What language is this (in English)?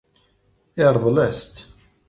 Kabyle